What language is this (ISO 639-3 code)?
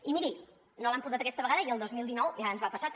cat